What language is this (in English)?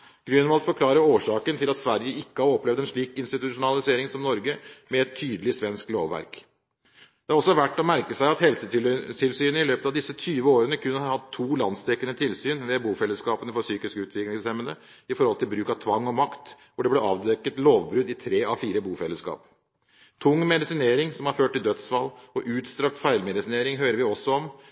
Norwegian Bokmål